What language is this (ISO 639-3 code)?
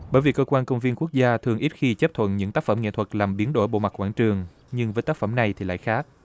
vie